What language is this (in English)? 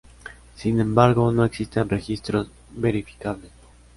Spanish